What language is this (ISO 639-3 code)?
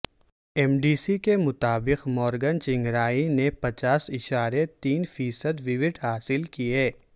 urd